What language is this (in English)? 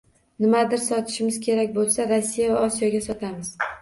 Uzbek